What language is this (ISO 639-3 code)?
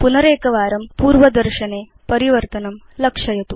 san